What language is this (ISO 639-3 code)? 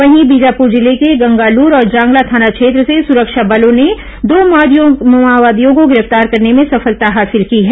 hin